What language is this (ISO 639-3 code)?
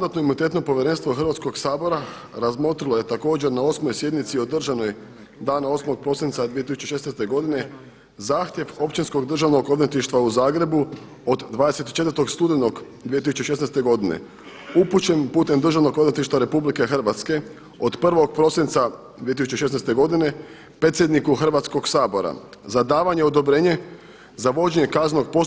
hrv